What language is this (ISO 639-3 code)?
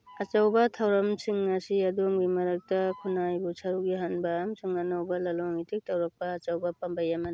mni